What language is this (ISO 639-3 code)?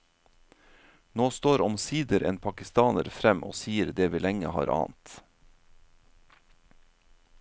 nor